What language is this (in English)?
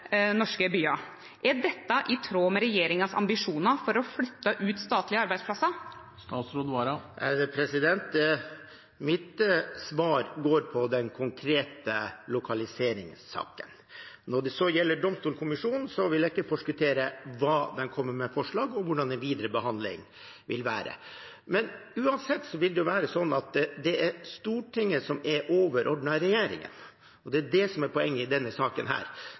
Norwegian